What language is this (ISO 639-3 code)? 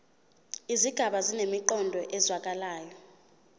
zul